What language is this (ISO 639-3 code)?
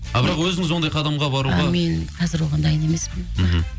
kaz